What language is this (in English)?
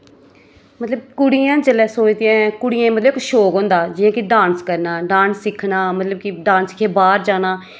Dogri